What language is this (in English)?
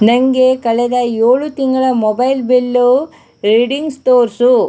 Kannada